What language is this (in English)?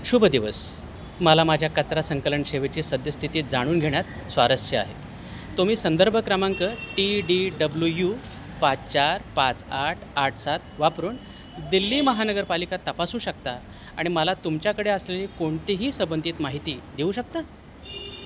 Marathi